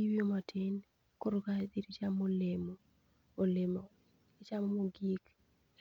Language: Luo (Kenya and Tanzania)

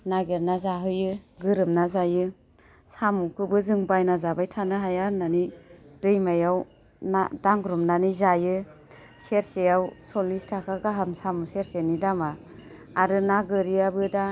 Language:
Bodo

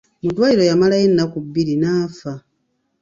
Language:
Ganda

